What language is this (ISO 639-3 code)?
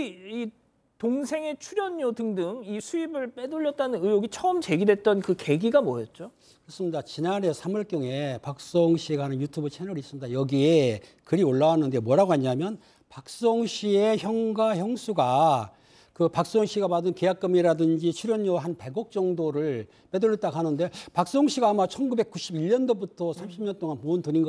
kor